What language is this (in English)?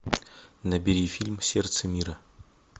Russian